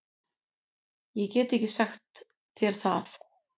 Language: Icelandic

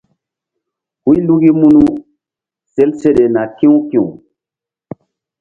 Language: Mbum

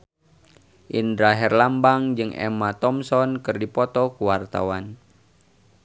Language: Sundanese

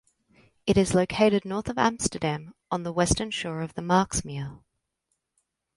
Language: English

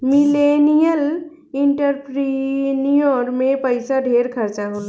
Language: Bhojpuri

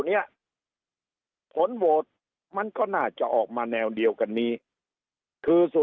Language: Thai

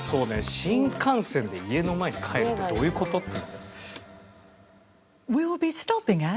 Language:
Japanese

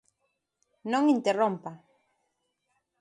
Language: Galician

